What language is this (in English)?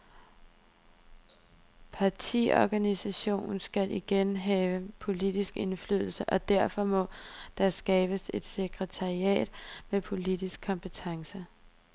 Danish